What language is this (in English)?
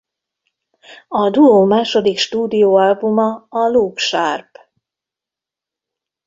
Hungarian